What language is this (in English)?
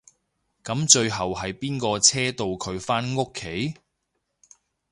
Cantonese